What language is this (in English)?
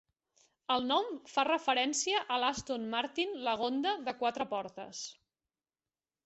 Catalan